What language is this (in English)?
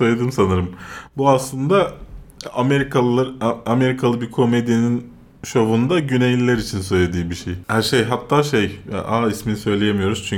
Turkish